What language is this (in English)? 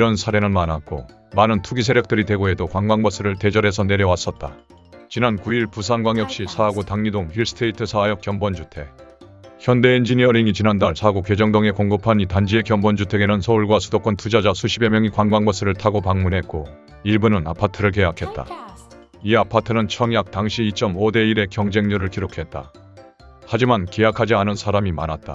Korean